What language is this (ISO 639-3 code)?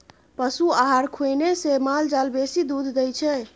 mai